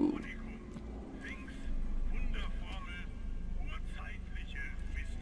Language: German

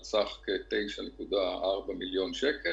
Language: Hebrew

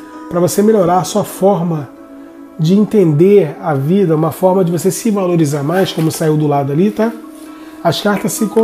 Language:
Portuguese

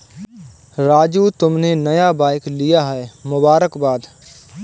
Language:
Hindi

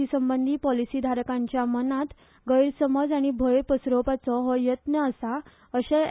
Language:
Konkani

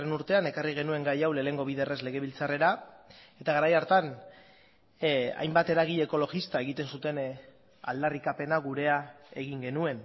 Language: Basque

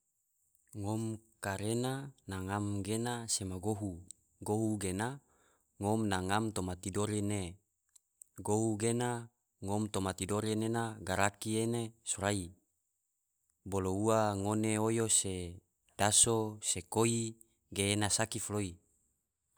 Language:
Tidore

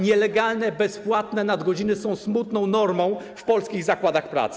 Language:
Polish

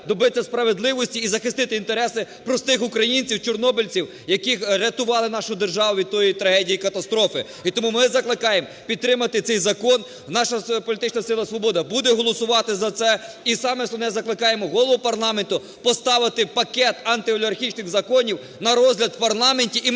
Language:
Ukrainian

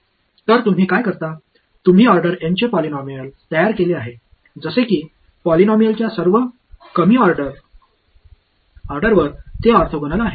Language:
Marathi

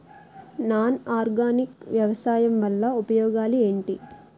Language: Telugu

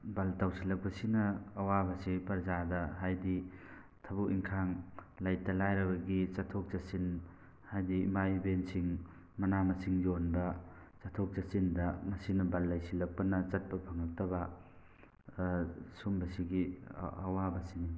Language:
Manipuri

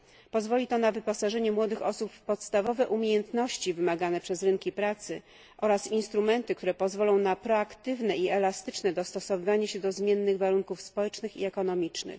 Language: Polish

